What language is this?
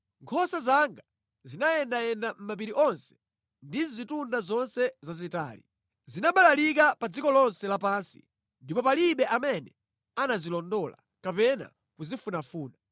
Nyanja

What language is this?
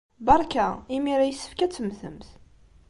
Kabyle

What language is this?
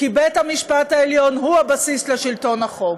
Hebrew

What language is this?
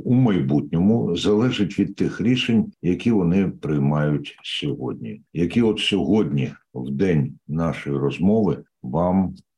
Ukrainian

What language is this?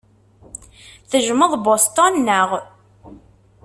Kabyle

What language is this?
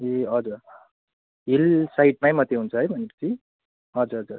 Nepali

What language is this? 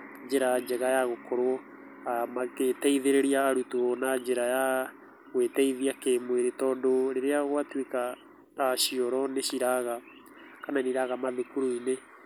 Kikuyu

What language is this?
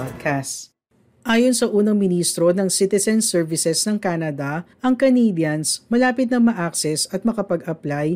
Filipino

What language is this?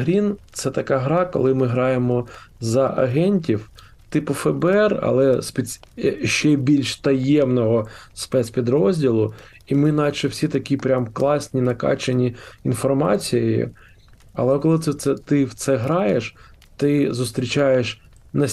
Ukrainian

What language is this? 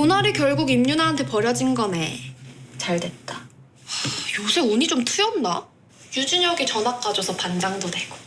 Korean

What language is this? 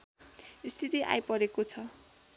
Nepali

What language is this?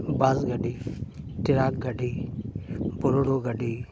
Santali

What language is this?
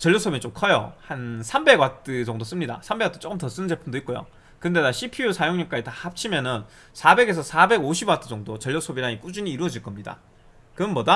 Korean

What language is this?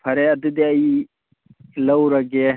Manipuri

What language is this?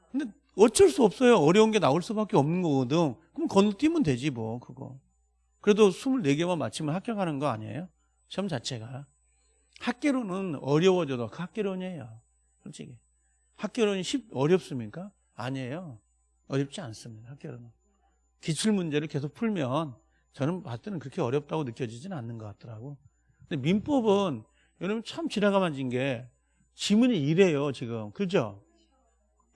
Korean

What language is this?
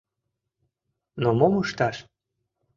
Mari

